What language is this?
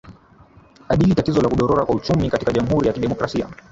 Swahili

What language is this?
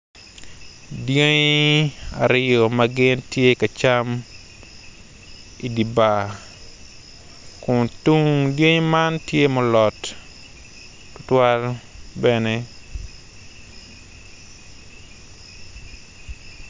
Acoli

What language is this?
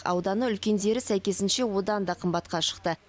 Kazakh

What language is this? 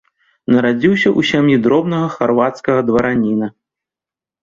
Belarusian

